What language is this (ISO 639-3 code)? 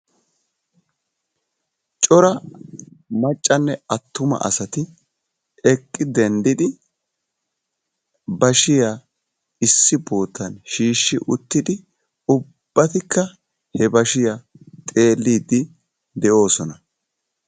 wal